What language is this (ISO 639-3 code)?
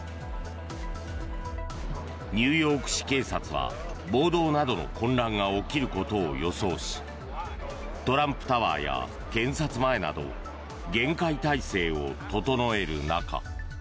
jpn